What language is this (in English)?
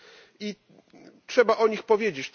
Polish